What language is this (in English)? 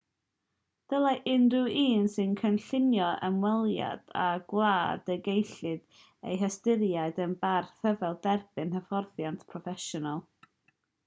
Welsh